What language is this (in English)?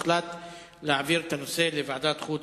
Hebrew